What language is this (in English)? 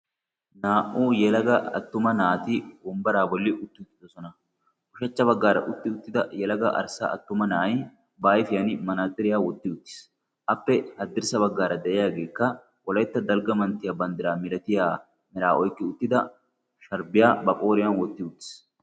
Wolaytta